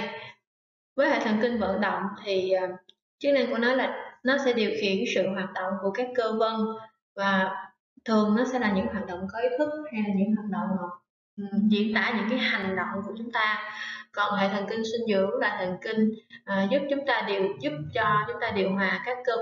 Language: Vietnamese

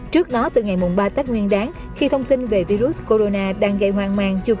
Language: Vietnamese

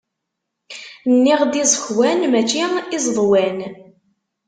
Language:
Kabyle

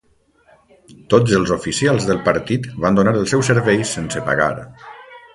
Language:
Catalan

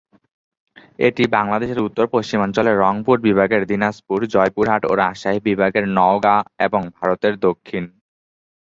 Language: Bangla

